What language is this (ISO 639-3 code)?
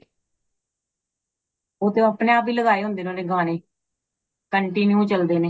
pan